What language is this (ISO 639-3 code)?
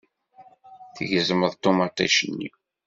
kab